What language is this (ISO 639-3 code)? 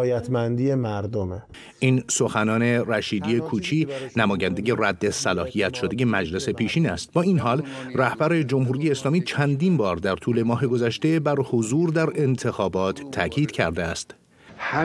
fas